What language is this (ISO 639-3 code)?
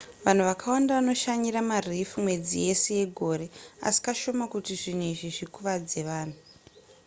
sna